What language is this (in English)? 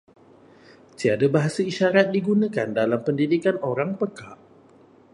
Malay